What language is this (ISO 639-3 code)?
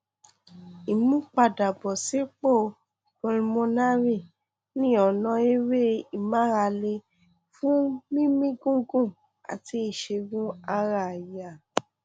yor